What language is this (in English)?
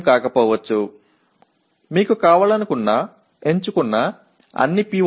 Tamil